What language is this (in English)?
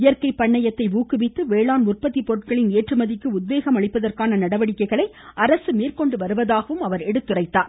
Tamil